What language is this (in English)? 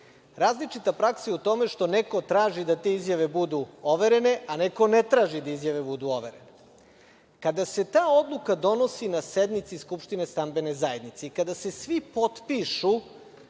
Serbian